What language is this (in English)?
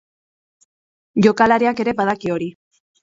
Basque